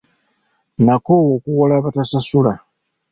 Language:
Ganda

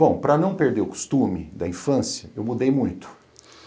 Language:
Portuguese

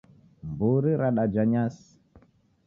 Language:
Taita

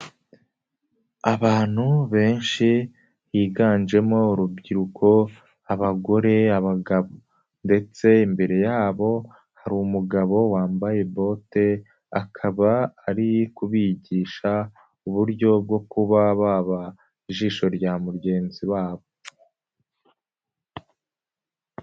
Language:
Kinyarwanda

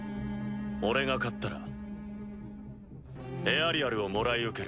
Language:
Japanese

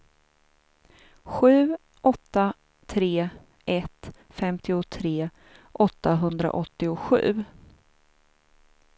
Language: Swedish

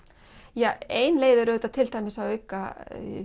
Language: Icelandic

